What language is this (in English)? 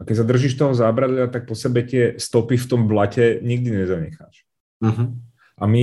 Czech